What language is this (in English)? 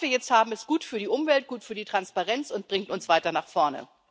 German